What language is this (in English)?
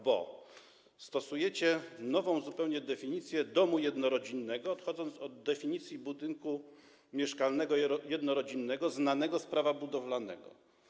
Polish